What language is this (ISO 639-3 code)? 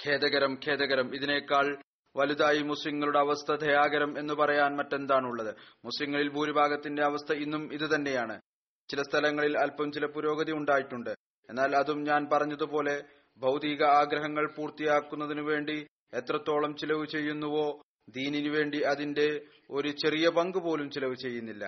mal